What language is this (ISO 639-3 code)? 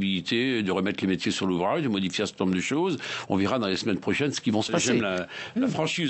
fra